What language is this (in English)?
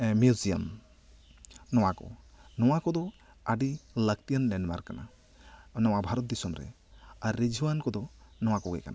Santali